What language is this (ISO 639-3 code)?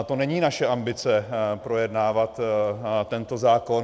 ces